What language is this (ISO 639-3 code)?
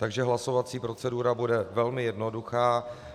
ces